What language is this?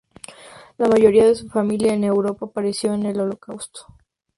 Spanish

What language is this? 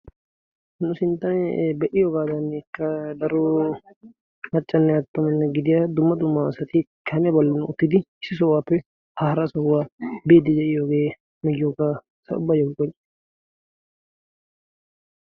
Wolaytta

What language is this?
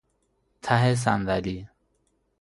Persian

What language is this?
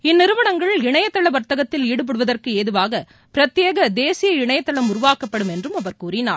Tamil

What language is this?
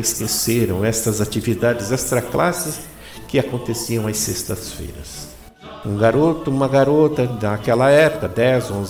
Portuguese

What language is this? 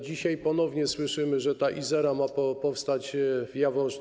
Polish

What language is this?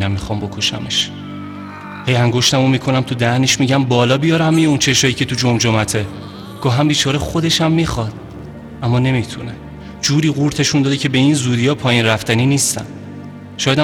Persian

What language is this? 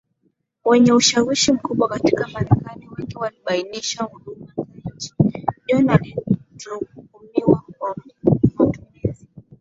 Swahili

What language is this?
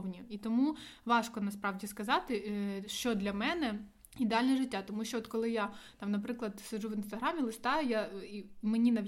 Ukrainian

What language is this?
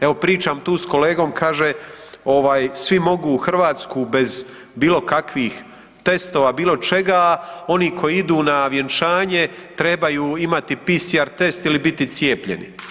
Croatian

